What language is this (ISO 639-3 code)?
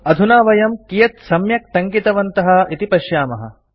san